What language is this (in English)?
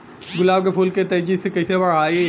Bhojpuri